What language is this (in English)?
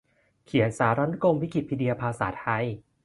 Thai